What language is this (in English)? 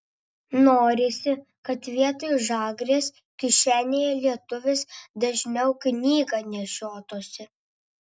Lithuanian